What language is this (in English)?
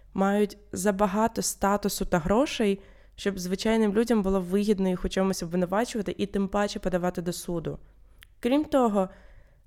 Ukrainian